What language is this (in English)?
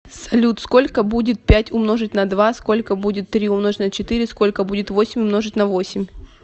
Russian